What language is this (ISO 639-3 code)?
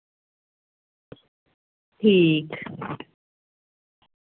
doi